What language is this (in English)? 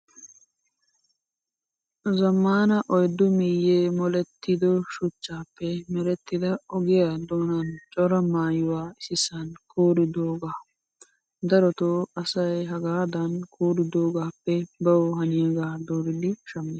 Wolaytta